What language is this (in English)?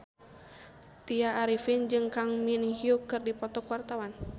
Sundanese